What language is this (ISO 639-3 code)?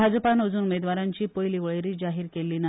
kok